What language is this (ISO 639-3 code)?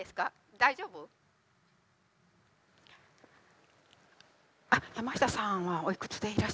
jpn